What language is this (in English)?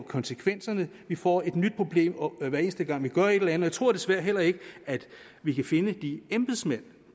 Danish